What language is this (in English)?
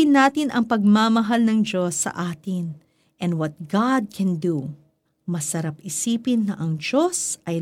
Filipino